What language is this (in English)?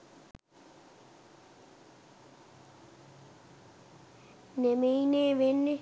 Sinhala